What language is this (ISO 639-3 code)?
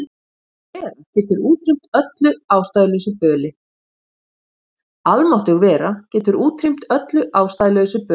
isl